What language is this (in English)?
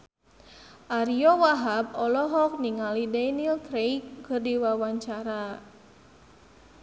Sundanese